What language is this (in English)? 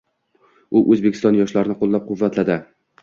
Uzbek